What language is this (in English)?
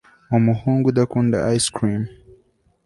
Kinyarwanda